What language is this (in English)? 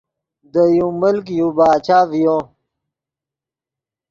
Yidgha